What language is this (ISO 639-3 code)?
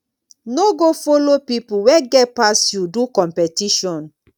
pcm